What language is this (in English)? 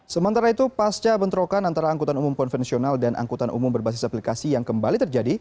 Indonesian